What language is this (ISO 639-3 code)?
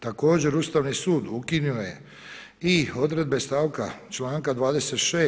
hrv